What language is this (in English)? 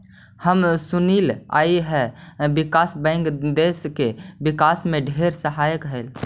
Magahi